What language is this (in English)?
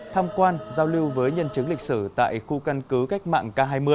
Vietnamese